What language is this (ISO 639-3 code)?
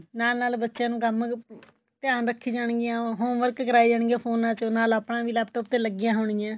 pan